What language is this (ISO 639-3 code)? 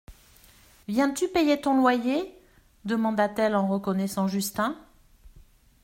fra